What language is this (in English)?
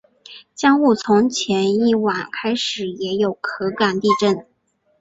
Chinese